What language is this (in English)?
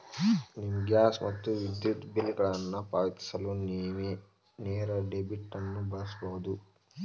Kannada